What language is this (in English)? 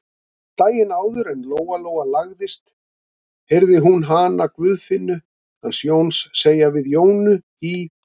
Icelandic